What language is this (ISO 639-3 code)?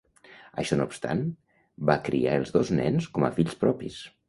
cat